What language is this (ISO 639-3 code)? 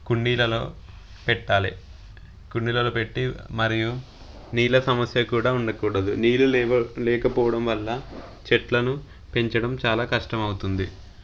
tel